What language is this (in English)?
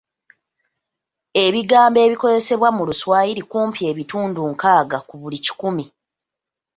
Ganda